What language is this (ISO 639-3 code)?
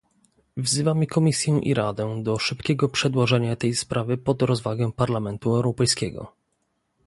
pol